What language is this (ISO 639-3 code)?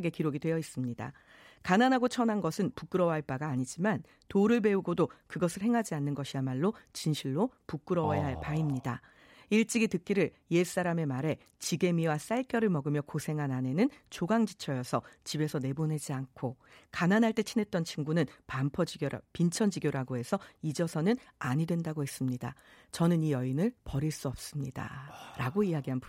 kor